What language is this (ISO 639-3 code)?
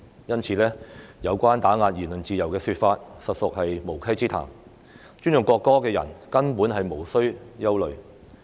yue